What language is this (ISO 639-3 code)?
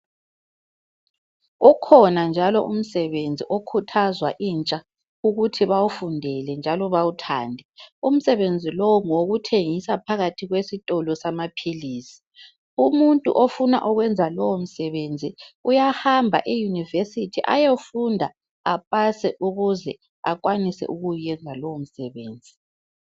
nde